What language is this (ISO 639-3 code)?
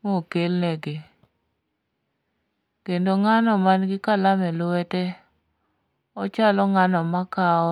luo